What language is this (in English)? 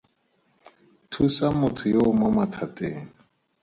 Tswana